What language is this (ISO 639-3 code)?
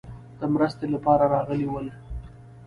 pus